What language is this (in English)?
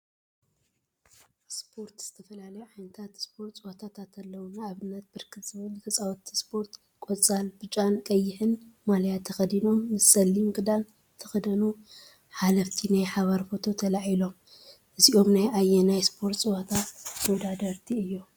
Tigrinya